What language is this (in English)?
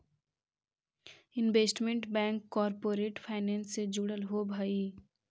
Magahi